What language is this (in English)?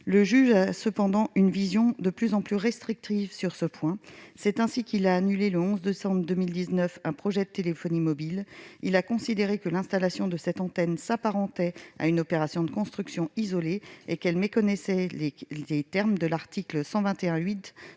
French